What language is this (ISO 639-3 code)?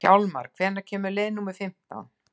isl